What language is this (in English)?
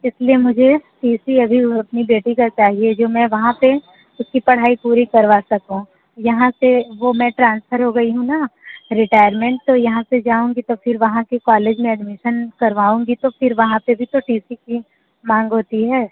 Hindi